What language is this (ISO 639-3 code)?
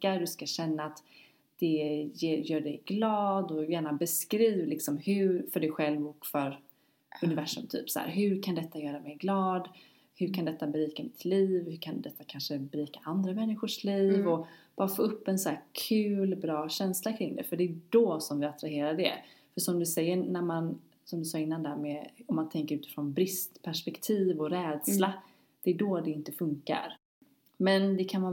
swe